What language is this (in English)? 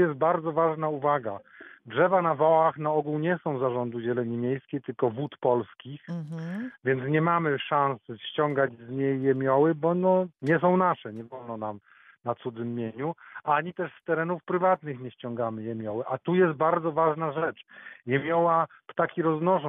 Polish